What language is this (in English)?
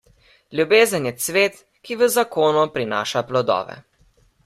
Slovenian